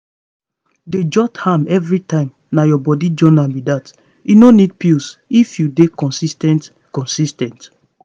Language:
Nigerian Pidgin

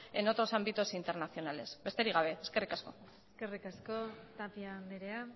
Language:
Basque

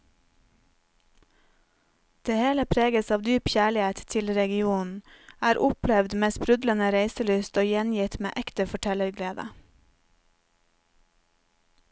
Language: Norwegian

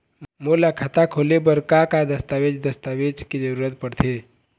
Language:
Chhattisgarhi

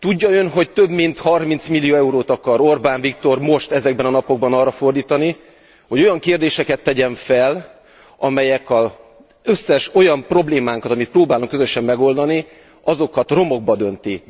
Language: Hungarian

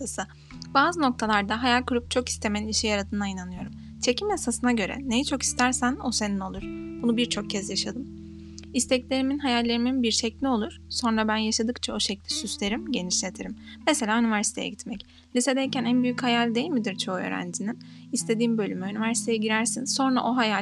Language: Turkish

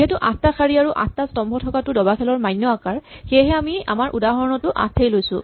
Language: Assamese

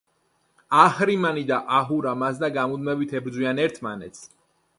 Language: Georgian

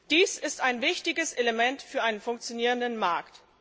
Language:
German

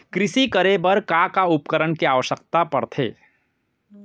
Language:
Chhattisgarhi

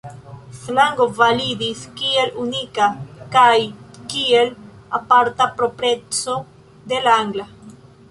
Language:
Esperanto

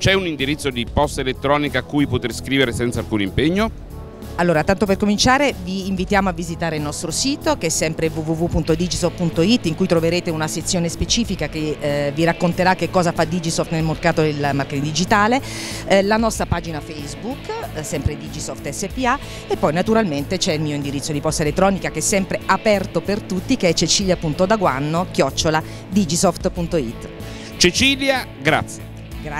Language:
Italian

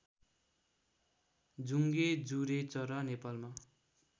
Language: Nepali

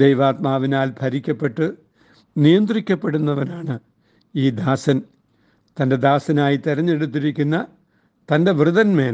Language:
Malayalam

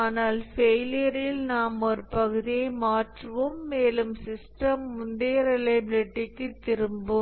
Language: Tamil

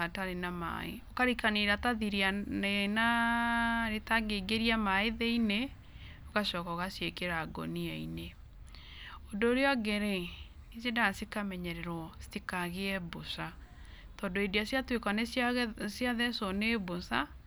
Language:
Kikuyu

